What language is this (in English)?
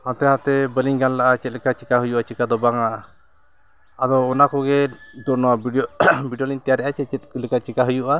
Santali